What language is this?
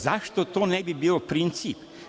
Serbian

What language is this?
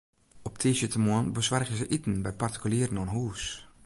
Western Frisian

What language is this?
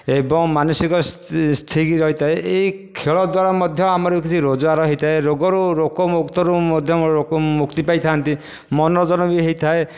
Odia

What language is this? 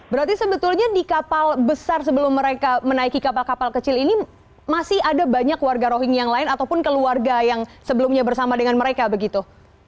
Indonesian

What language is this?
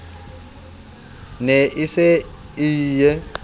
Southern Sotho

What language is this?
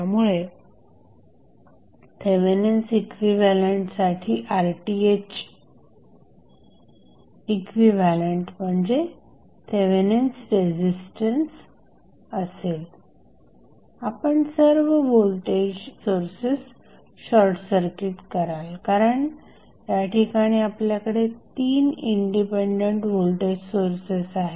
Marathi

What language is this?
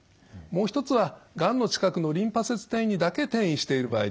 Japanese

